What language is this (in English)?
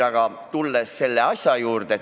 Estonian